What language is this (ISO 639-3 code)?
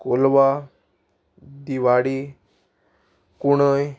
kok